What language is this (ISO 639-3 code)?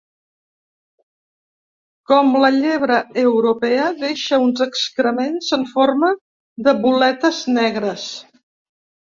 cat